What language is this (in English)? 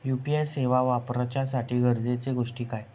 Marathi